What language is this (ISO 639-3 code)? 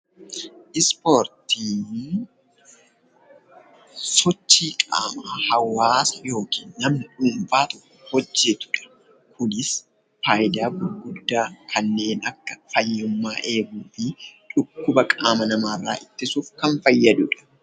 orm